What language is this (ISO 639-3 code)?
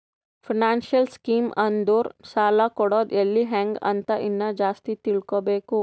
kan